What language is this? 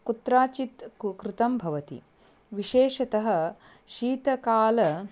Sanskrit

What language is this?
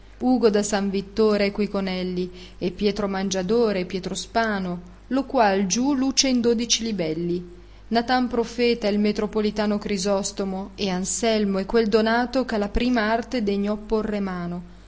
Italian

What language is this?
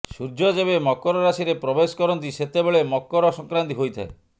Odia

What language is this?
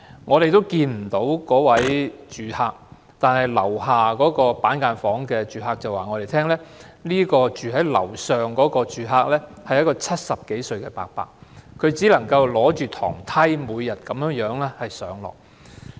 Cantonese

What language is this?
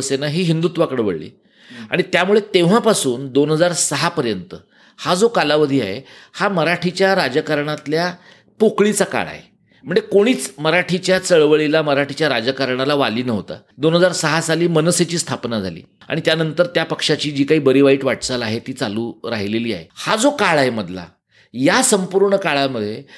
Marathi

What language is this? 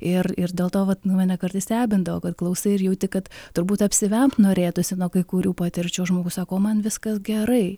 Lithuanian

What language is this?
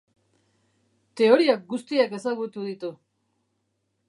Basque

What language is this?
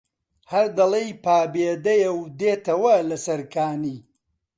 Central Kurdish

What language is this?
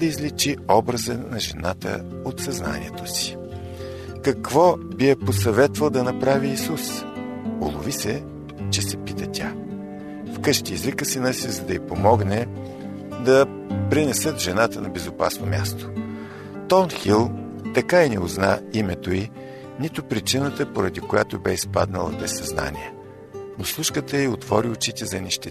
Bulgarian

